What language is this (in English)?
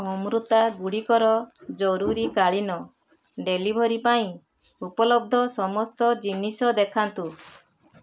Odia